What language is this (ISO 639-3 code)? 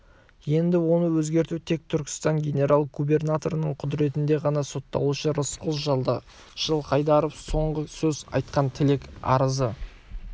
kaz